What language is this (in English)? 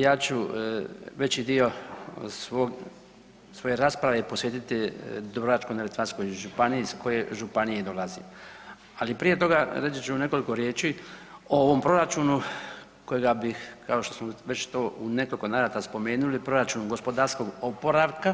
Croatian